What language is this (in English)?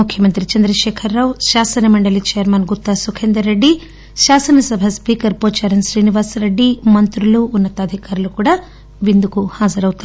Telugu